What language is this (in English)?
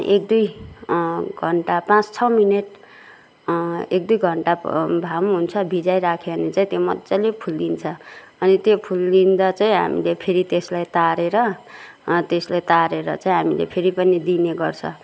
Nepali